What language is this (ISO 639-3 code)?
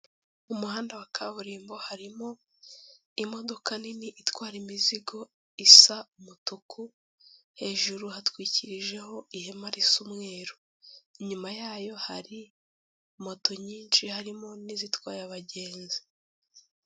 kin